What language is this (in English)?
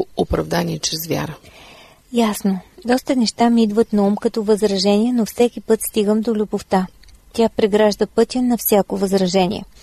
Bulgarian